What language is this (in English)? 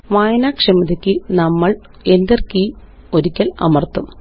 Malayalam